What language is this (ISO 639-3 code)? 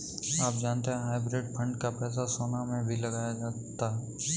hin